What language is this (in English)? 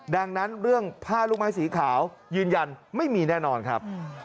Thai